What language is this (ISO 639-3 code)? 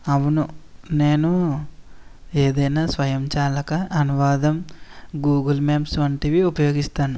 tel